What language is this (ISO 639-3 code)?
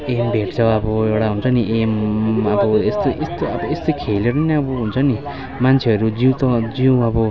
nep